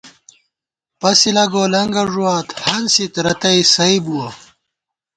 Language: Gawar-Bati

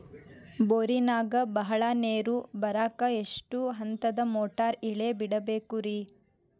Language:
Kannada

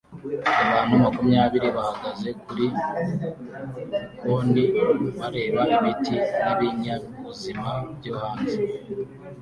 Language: Kinyarwanda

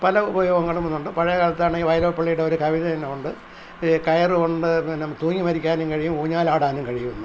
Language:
Malayalam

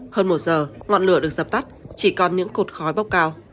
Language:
Vietnamese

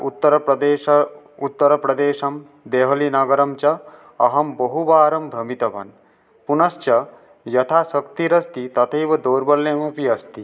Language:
Sanskrit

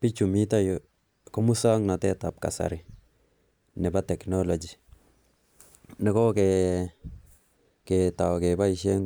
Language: Kalenjin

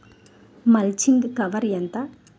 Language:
Telugu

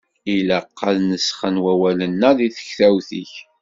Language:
Kabyle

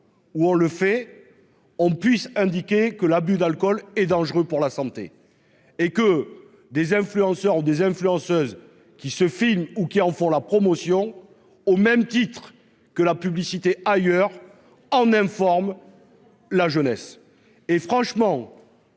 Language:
French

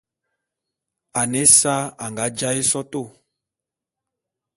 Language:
Bulu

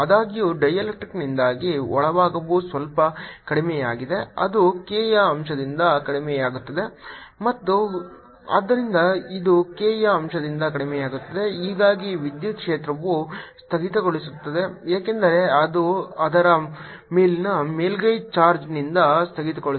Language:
Kannada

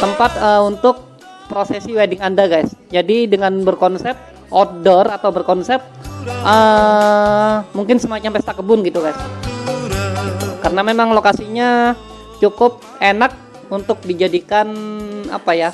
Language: Indonesian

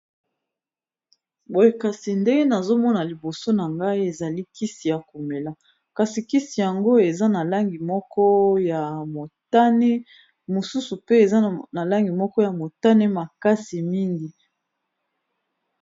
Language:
Lingala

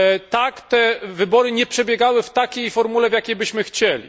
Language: Polish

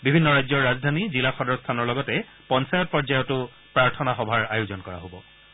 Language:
Assamese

